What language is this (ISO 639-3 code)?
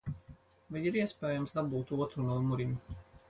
lav